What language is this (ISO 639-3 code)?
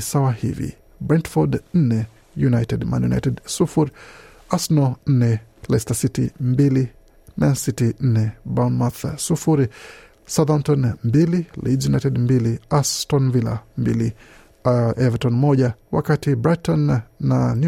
swa